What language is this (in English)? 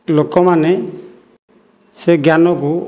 Odia